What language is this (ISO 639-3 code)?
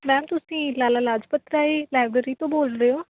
pan